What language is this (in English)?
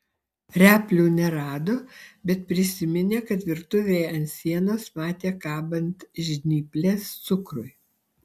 Lithuanian